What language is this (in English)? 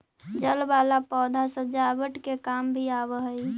Magahi